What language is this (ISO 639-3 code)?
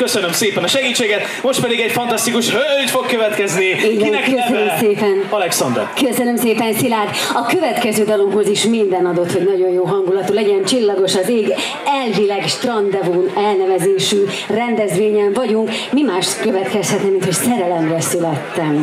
hun